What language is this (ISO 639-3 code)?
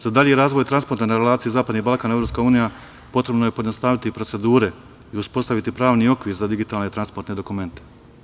srp